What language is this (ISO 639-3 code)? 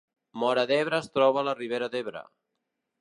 cat